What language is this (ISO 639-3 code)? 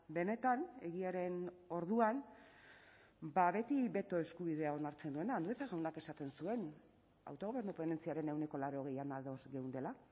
eus